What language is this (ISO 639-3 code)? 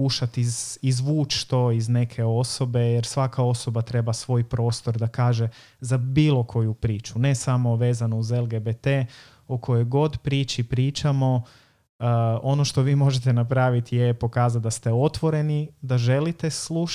hrv